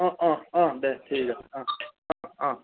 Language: Assamese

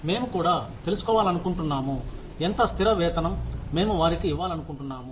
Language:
Telugu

